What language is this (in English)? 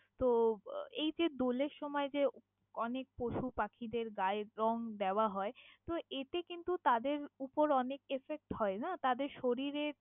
Bangla